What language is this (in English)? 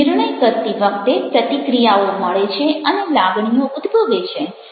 Gujarati